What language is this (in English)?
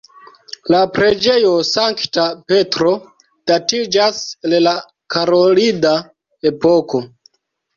Esperanto